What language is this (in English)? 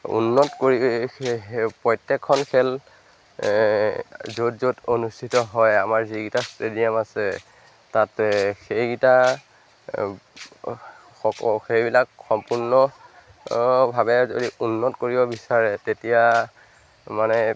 Assamese